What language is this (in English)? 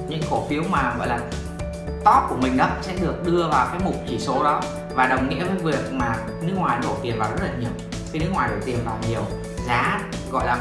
Vietnamese